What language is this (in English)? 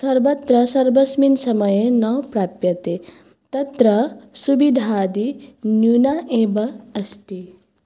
Sanskrit